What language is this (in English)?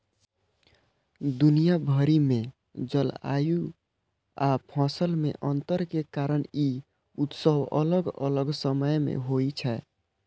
Maithili